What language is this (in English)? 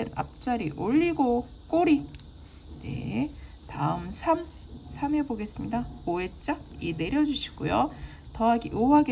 Korean